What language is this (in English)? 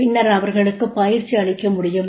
Tamil